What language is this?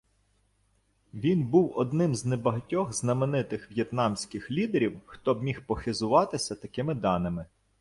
Ukrainian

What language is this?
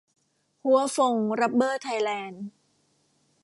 Thai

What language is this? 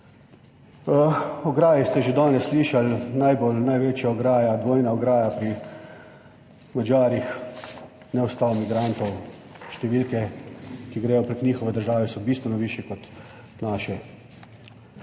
Slovenian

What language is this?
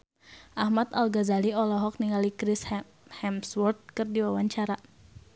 Sundanese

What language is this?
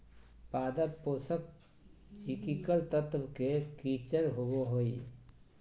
Magahi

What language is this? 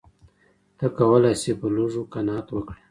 Pashto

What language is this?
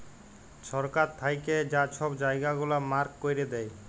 Bangla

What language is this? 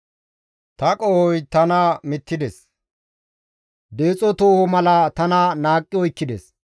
Gamo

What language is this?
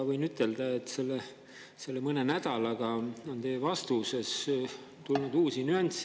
Estonian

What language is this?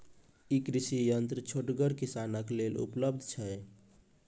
Maithili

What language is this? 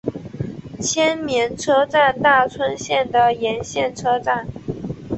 Chinese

